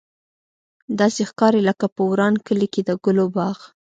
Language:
Pashto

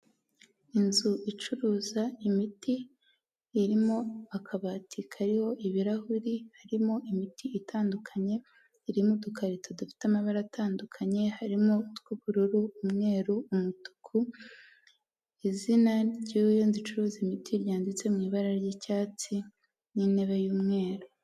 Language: Kinyarwanda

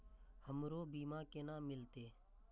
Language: Maithili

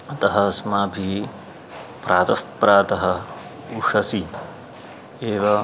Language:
Sanskrit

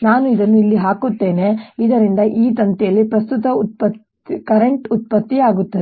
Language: Kannada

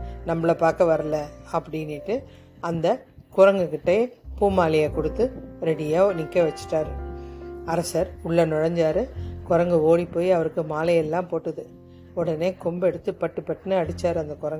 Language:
Tamil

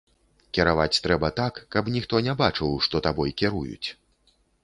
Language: Belarusian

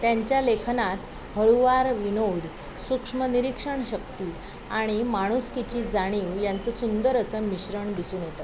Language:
Marathi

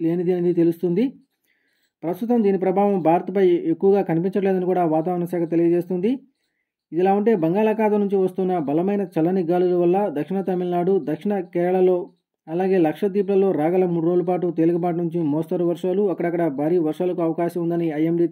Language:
Telugu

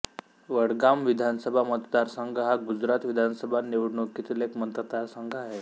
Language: Marathi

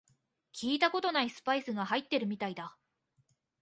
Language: Japanese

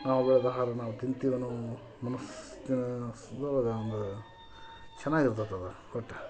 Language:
Kannada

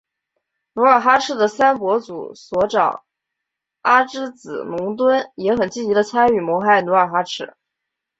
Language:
Chinese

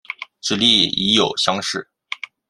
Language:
Chinese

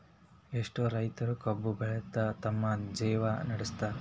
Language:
Kannada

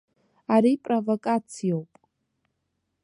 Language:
Abkhazian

